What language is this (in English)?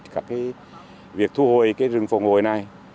Vietnamese